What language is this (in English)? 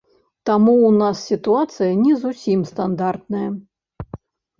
Belarusian